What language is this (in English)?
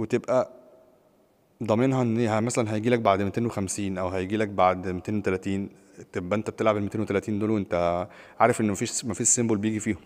Arabic